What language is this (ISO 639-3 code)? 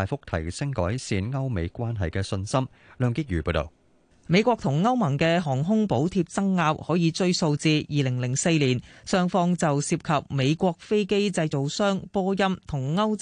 zho